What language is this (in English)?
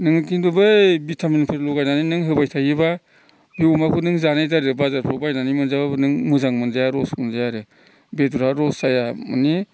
Bodo